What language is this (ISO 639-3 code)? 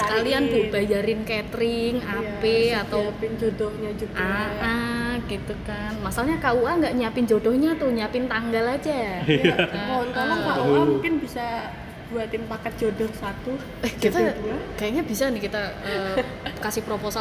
ind